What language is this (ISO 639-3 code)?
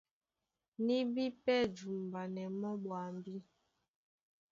dua